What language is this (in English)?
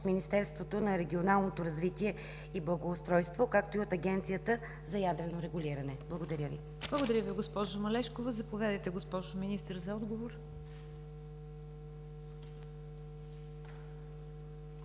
Bulgarian